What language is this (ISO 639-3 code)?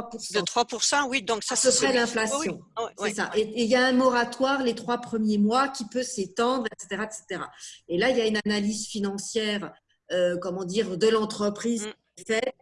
fra